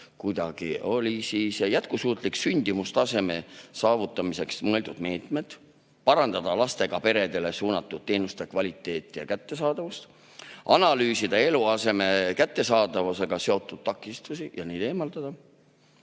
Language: Estonian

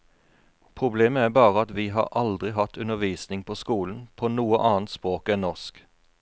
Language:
Norwegian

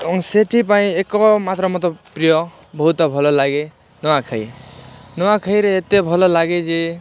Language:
Odia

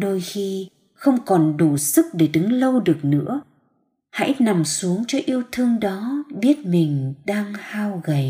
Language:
Vietnamese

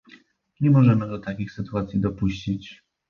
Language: Polish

